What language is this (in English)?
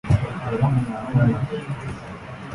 English